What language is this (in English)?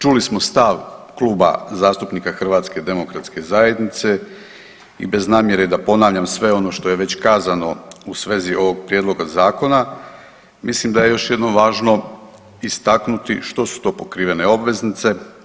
Croatian